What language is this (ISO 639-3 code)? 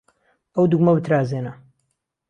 ckb